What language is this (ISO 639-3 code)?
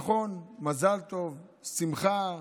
heb